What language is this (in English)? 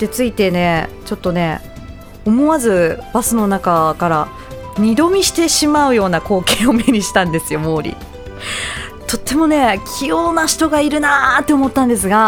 Japanese